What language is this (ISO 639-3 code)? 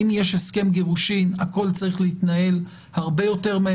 heb